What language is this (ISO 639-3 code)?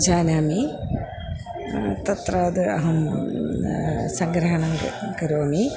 san